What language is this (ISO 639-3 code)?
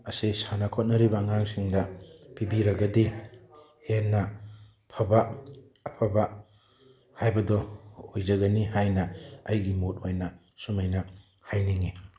mni